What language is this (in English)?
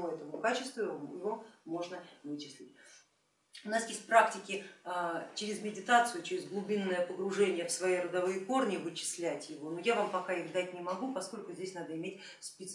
Russian